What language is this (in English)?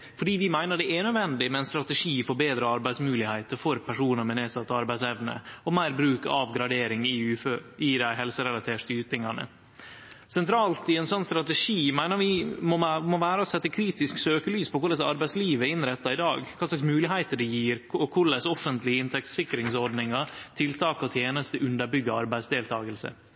Norwegian Nynorsk